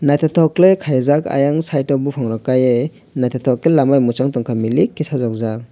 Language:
Kok Borok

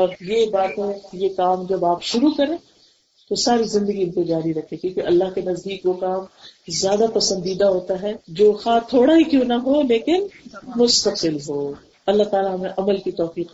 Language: Urdu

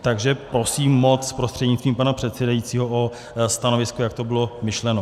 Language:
Czech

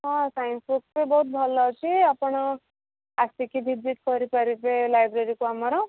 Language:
Odia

